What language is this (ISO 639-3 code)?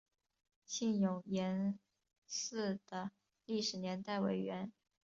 zho